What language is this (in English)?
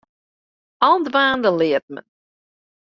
Western Frisian